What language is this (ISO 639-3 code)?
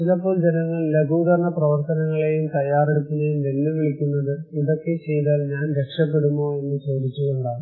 mal